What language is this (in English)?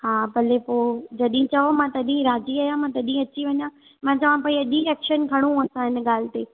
Sindhi